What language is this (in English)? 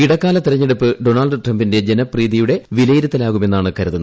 Malayalam